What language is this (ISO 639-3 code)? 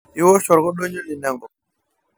mas